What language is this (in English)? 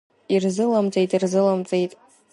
Abkhazian